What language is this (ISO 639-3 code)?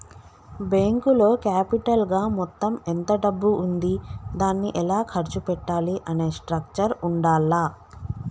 tel